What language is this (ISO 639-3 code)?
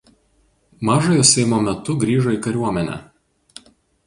lit